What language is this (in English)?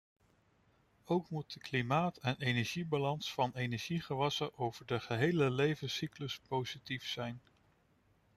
Dutch